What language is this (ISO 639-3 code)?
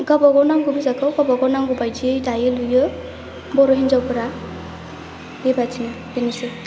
brx